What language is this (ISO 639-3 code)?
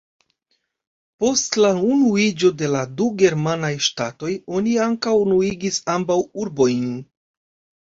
epo